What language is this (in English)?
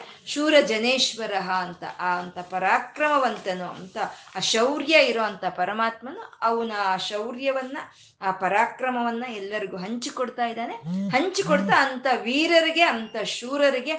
Kannada